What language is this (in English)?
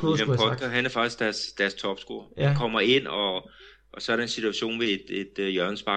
Danish